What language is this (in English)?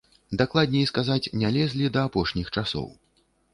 Belarusian